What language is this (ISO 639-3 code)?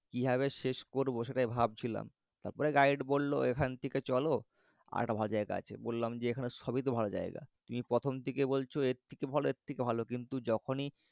ben